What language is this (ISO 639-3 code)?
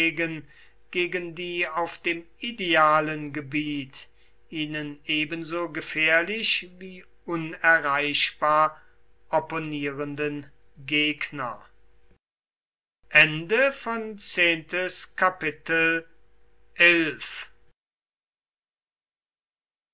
deu